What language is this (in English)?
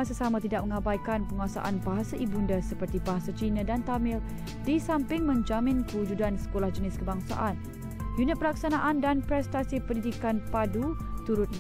Malay